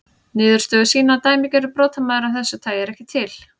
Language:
Icelandic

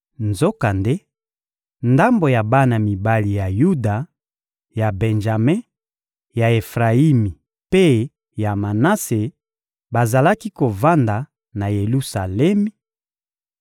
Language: Lingala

